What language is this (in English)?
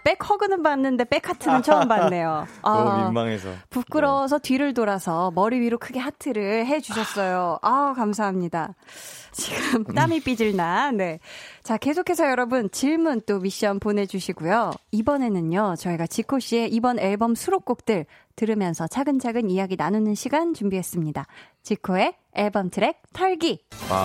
Korean